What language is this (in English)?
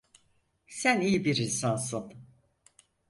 Turkish